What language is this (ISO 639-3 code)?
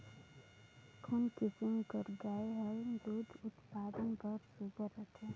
hne